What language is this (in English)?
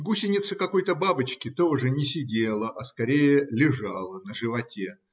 Russian